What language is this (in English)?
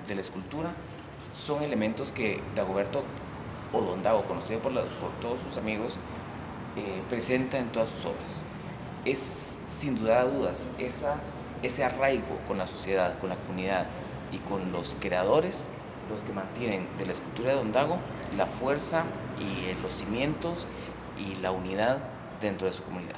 Spanish